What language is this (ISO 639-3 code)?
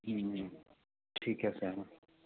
pan